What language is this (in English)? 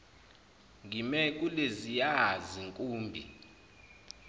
Zulu